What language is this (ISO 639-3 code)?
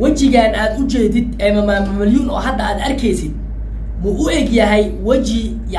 ara